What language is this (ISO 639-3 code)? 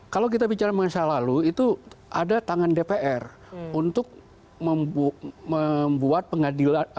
ind